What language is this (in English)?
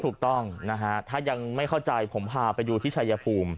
Thai